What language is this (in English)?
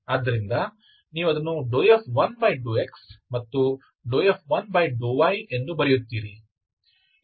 Kannada